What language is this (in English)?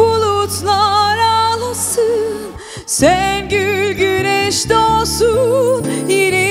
Turkish